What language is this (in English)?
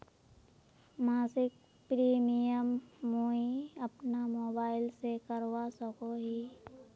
Magahi